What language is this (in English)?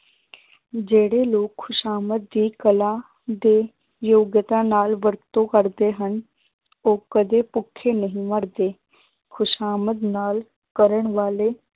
Punjabi